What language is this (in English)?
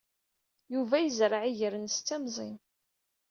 Kabyle